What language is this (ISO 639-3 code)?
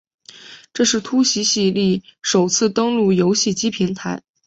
zho